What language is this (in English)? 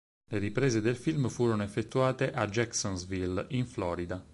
Italian